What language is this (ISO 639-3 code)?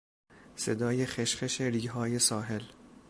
fas